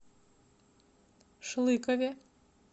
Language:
Russian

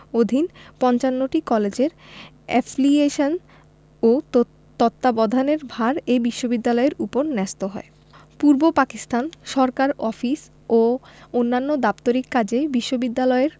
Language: Bangla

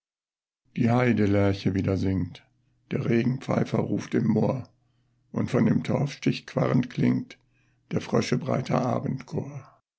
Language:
German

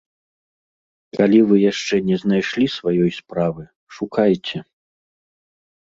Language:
Belarusian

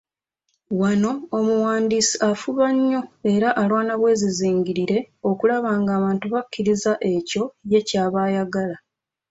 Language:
Ganda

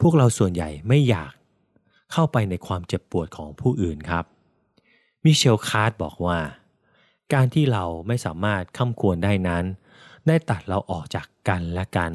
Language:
Thai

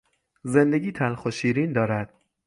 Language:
Persian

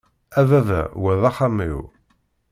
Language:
Kabyle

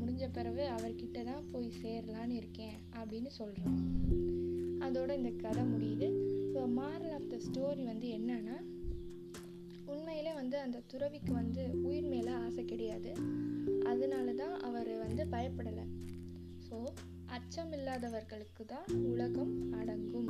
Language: Tamil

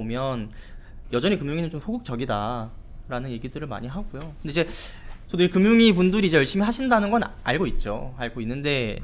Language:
Korean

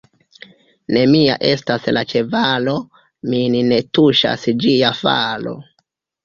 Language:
Esperanto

